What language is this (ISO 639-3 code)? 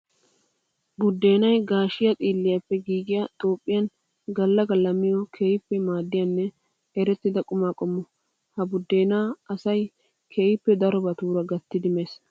wal